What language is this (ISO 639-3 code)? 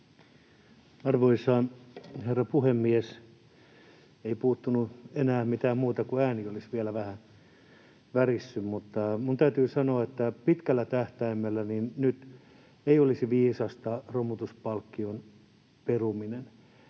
fin